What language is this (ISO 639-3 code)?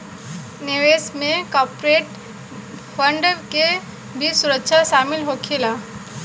bho